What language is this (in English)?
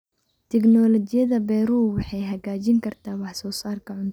Somali